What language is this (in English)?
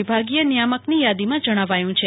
Gujarati